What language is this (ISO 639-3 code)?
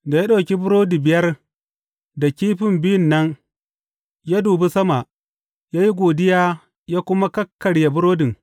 hau